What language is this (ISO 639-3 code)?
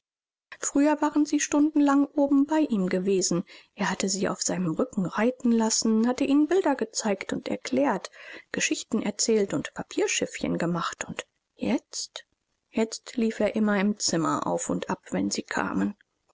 deu